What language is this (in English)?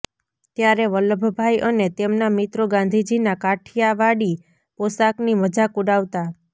Gujarati